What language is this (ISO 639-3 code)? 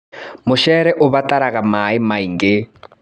kik